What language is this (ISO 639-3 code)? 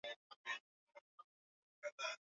swa